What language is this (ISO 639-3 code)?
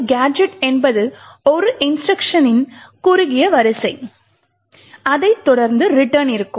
tam